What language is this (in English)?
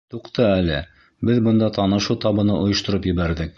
Bashkir